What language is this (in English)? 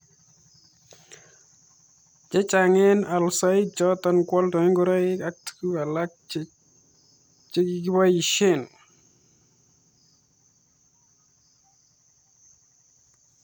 Kalenjin